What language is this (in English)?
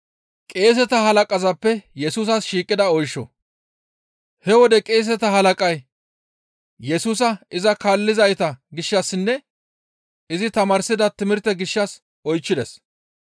Gamo